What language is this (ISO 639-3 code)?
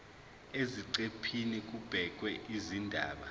zul